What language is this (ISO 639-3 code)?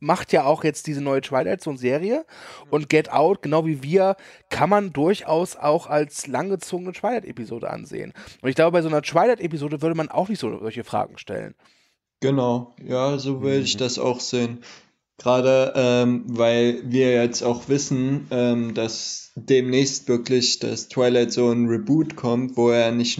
deu